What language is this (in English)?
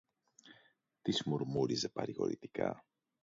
Greek